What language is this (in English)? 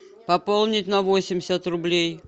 Russian